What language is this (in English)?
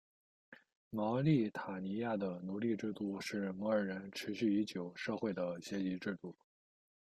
Chinese